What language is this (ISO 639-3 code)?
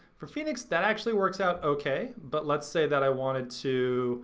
eng